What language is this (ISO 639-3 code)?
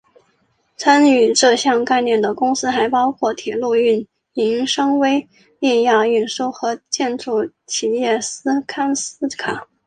zho